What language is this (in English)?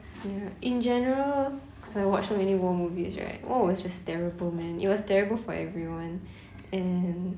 English